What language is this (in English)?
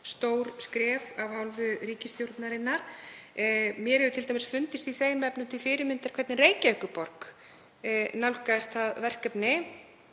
Icelandic